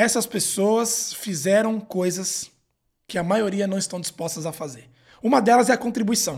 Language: Portuguese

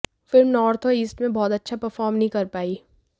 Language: Hindi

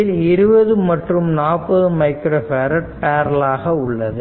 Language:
Tamil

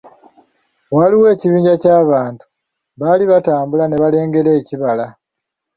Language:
Ganda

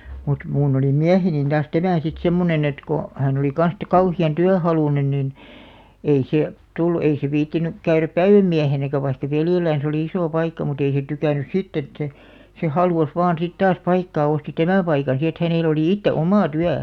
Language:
Finnish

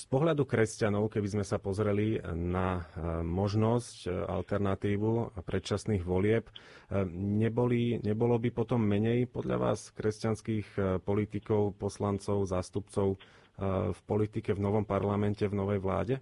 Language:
Slovak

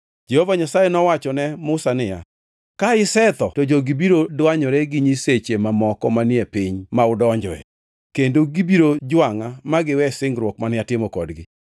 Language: Luo (Kenya and Tanzania)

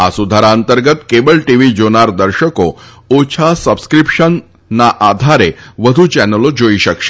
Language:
Gujarati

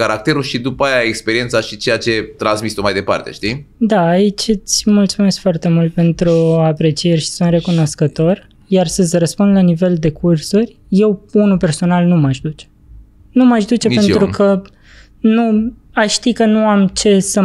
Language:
Romanian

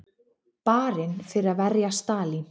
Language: Icelandic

